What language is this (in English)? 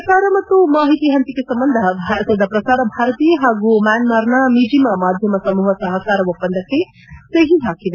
Kannada